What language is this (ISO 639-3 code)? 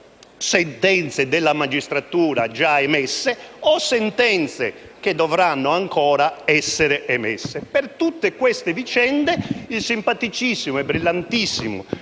ita